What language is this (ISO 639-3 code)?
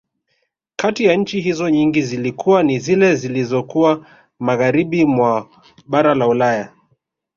swa